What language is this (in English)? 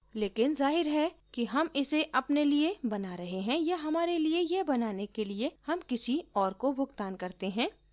Hindi